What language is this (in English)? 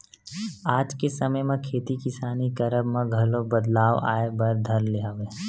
Chhattisgarhi